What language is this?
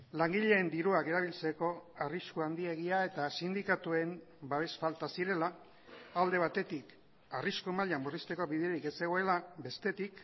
Basque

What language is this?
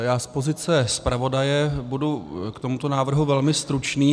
Czech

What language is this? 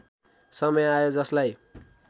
Nepali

